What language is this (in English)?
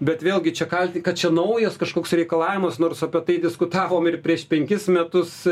Lithuanian